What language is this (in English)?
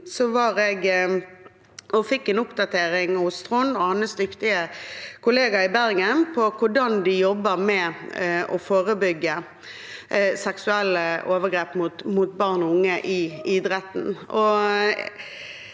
Norwegian